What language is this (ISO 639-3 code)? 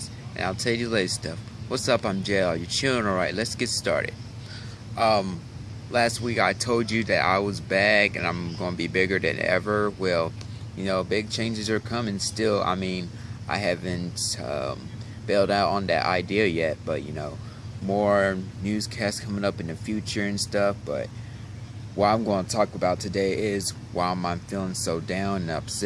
eng